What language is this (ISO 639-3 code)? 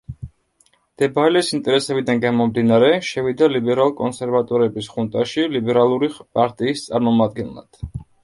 kat